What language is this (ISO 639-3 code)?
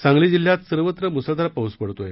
mar